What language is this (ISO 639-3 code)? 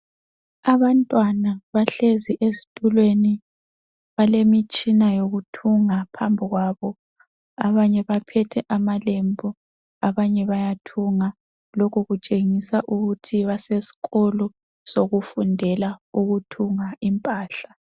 nde